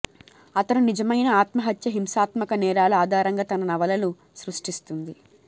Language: Telugu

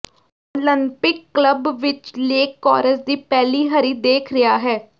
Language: Punjabi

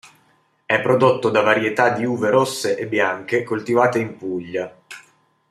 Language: Italian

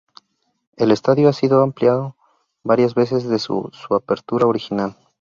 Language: Spanish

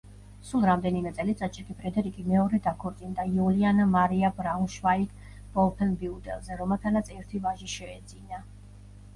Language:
Georgian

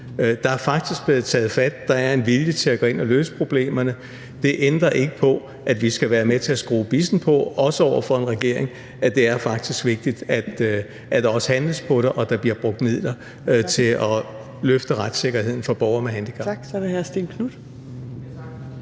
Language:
Danish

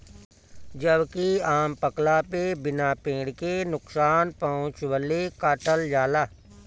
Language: Bhojpuri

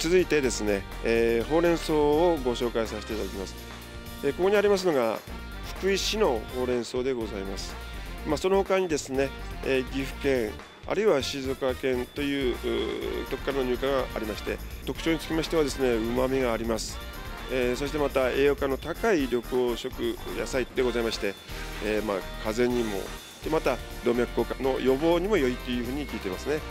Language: Japanese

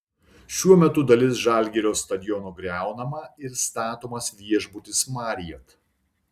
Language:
Lithuanian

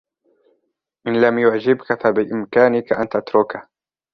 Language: Arabic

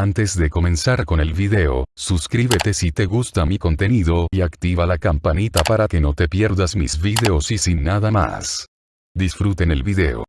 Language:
Spanish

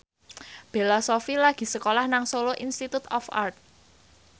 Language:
Javanese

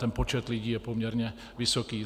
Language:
Czech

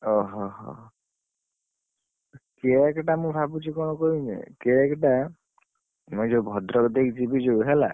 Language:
Odia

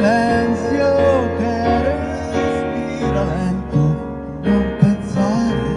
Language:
Italian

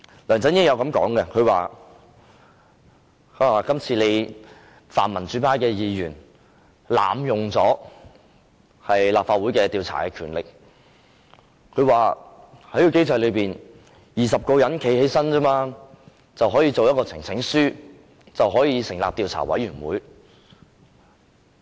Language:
Cantonese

